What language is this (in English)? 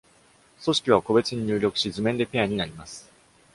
Japanese